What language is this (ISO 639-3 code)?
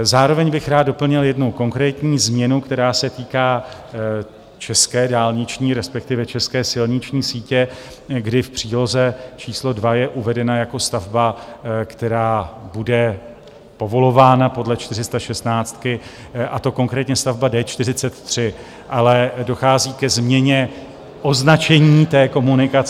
ces